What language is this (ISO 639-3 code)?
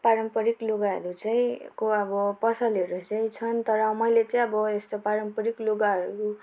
nep